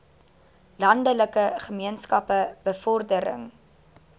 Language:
Afrikaans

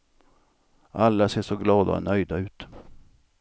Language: Swedish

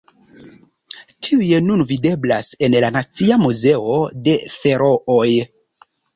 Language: Esperanto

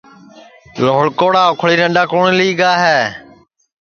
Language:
Sansi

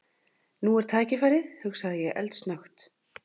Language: Icelandic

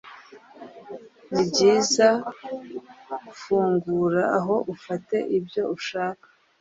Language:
Kinyarwanda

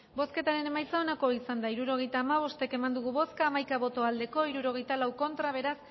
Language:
Basque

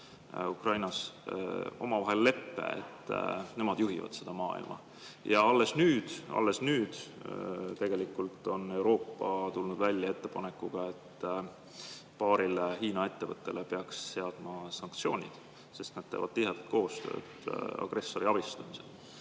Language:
Estonian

